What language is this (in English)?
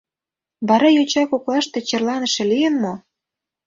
Mari